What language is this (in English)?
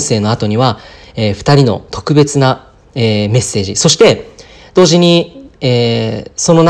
Japanese